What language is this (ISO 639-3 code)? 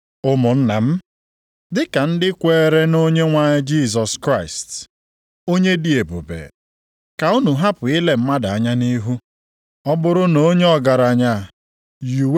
ibo